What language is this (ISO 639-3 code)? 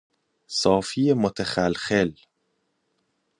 fas